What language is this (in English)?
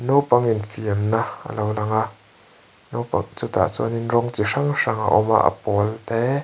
Mizo